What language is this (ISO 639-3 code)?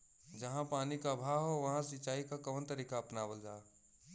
bho